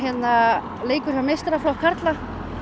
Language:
Icelandic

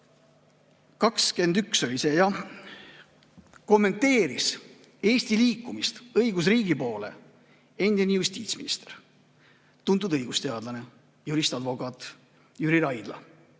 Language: Estonian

